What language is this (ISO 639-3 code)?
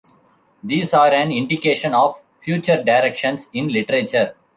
eng